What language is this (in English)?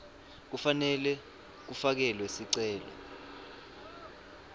Swati